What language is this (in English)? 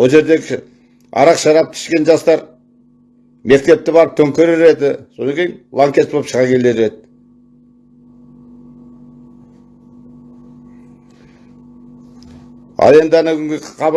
Turkish